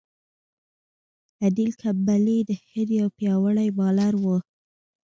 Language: Pashto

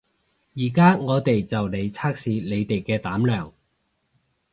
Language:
Cantonese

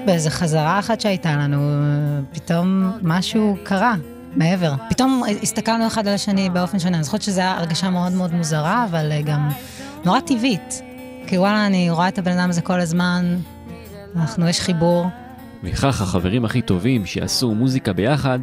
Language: Hebrew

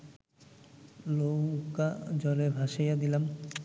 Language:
Bangla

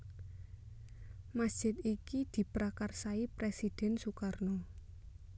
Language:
Javanese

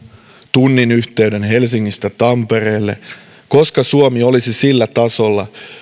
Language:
Finnish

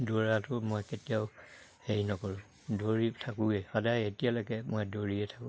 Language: Assamese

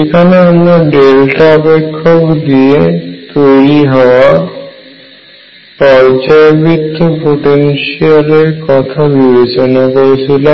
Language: Bangla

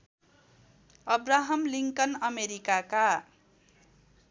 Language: Nepali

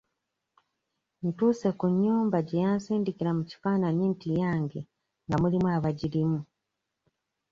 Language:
Ganda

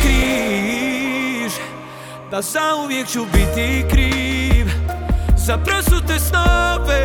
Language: Croatian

